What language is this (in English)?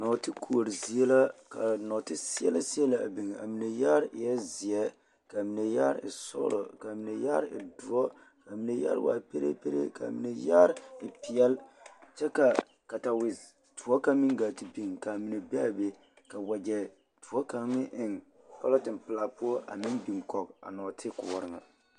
Southern Dagaare